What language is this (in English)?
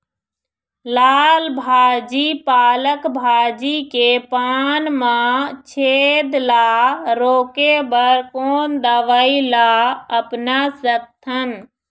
Chhattisgarhi